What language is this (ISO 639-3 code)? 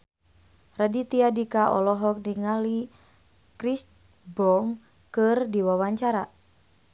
sun